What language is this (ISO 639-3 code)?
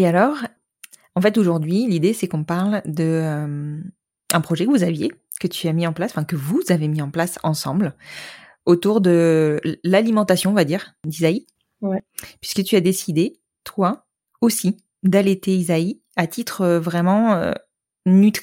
fra